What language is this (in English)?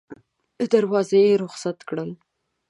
Pashto